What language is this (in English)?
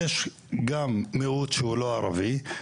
Hebrew